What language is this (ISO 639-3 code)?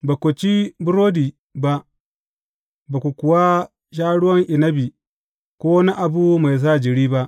hau